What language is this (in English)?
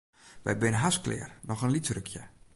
Western Frisian